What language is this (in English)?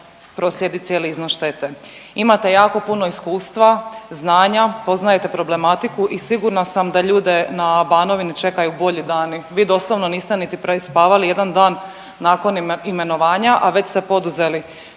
Croatian